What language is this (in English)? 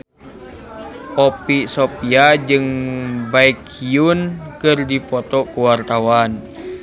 Sundanese